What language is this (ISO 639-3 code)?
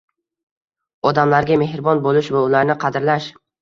uzb